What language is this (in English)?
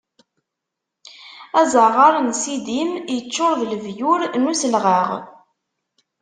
Kabyle